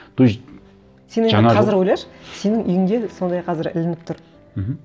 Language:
Kazakh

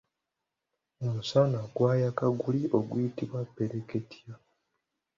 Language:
Ganda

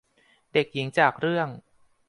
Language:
Thai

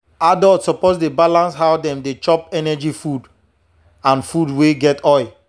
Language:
Nigerian Pidgin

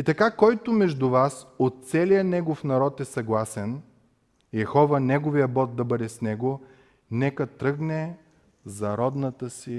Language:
Bulgarian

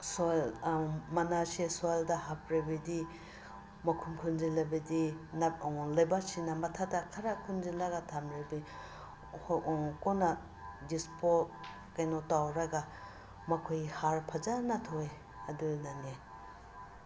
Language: Manipuri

